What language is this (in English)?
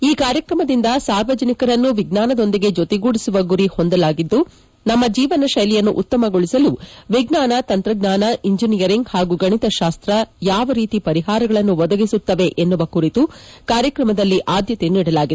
Kannada